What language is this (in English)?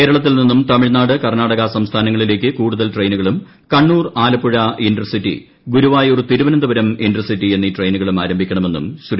Malayalam